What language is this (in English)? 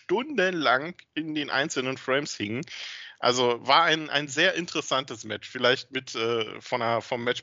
German